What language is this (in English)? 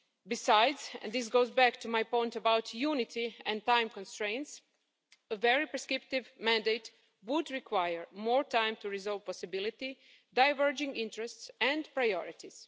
English